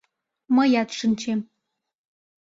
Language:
Mari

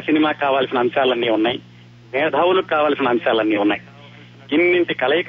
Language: Telugu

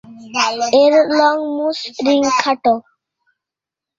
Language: Bangla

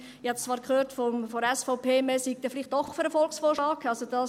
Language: Swiss German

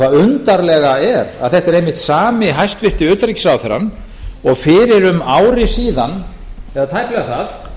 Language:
Icelandic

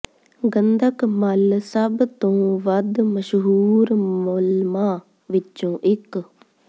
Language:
Punjabi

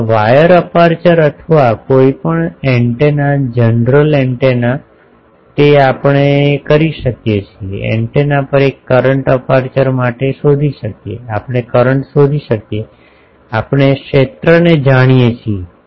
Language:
Gujarati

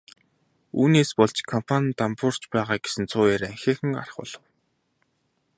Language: Mongolian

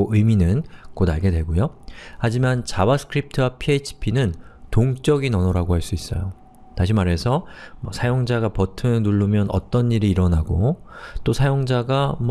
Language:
Korean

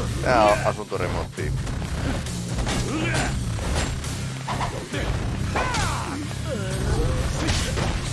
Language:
Japanese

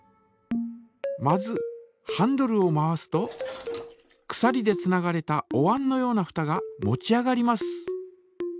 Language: Japanese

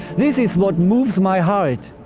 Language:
English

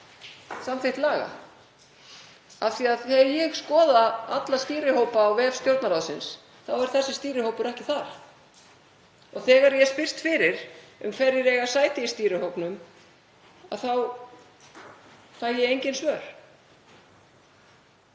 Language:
Icelandic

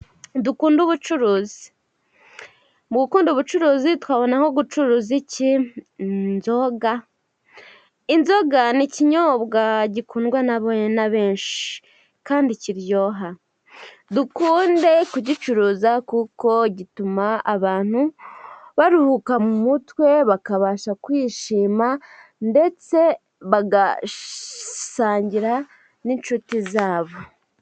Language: Kinyarwanda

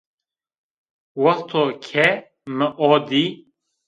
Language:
Zaza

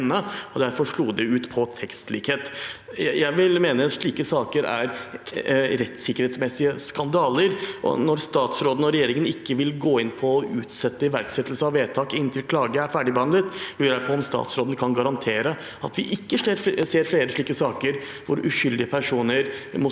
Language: Norwegian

